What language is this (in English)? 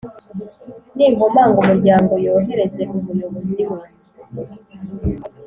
Kinyarwanda